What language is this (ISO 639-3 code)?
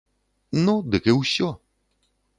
bel